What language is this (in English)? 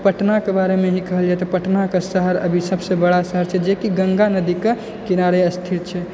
Maithili